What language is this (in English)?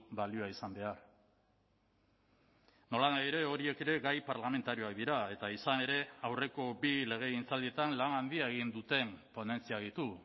Basque